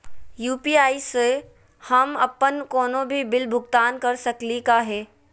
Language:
Magahi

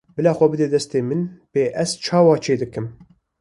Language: Kurdish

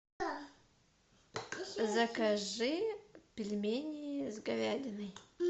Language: Russian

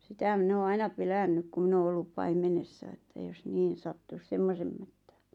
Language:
Finnish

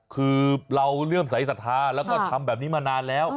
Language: Thai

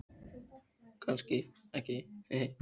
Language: Icelandic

